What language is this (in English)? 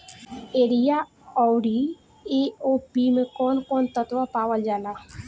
Bhojpuri